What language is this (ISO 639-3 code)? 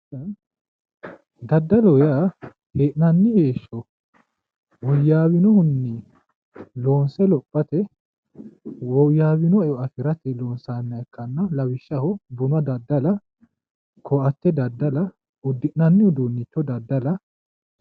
sid